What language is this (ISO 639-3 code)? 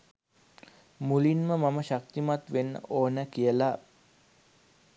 sin